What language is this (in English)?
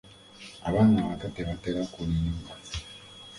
Ganda